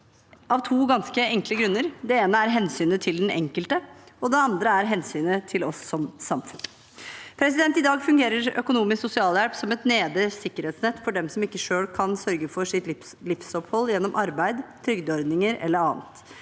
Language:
Norwegian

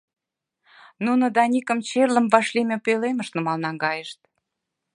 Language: Mari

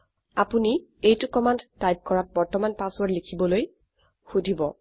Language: Assamese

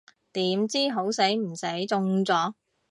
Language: Cantonese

